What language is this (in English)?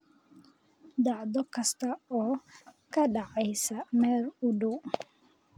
Somali